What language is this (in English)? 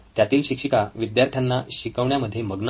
Marathi